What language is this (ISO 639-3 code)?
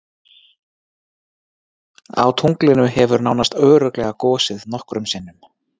isl